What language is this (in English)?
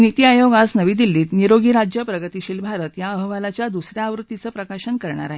Marathi